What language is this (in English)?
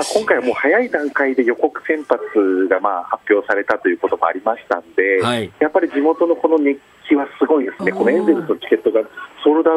Japanese